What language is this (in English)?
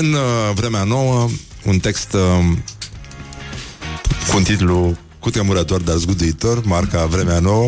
Romanian